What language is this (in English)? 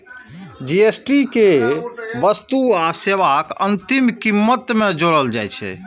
Maithili